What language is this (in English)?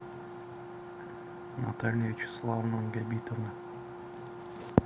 Russian